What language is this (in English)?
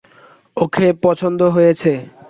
Bangla